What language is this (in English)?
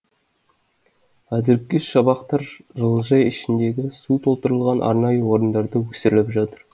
Kazakh